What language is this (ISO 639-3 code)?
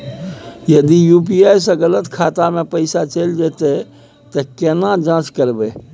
mai